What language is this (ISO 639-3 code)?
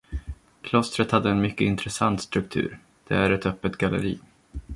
swe